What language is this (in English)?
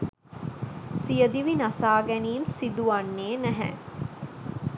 Sinhala